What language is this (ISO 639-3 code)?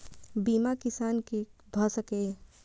mai